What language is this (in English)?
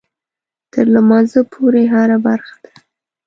Pashto